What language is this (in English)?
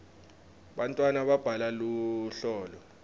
Swati